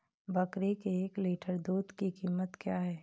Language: Hindi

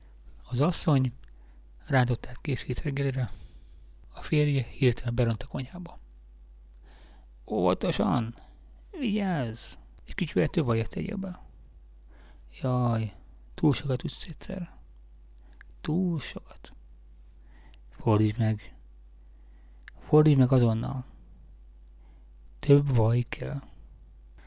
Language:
Hungarian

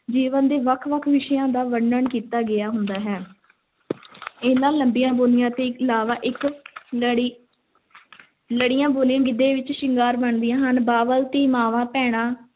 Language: Punjabi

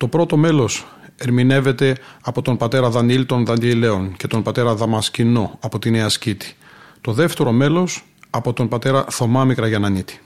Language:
Greek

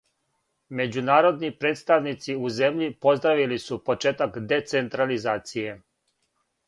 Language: Serbian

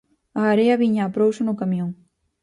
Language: Galician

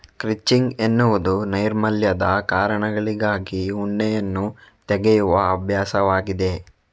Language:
Kannada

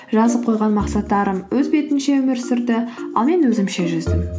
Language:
Kazakh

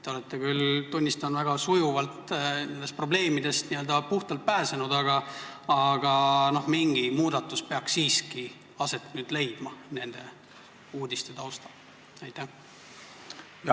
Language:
Estonian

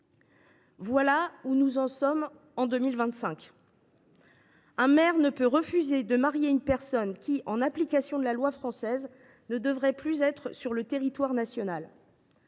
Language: French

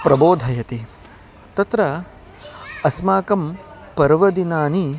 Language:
Sanskrit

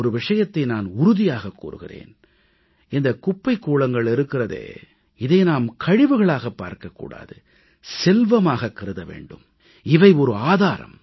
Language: Tamil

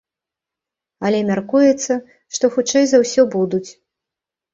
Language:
Belarusian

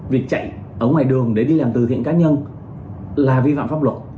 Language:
Vietnamese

